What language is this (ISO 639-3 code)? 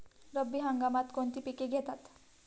mar